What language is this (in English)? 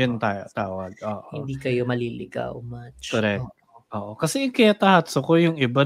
Filipino